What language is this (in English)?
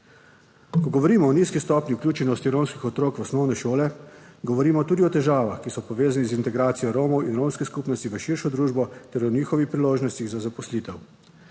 Slovenian